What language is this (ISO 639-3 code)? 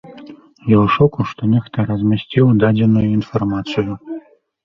bel